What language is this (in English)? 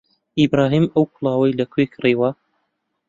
Central Kurdish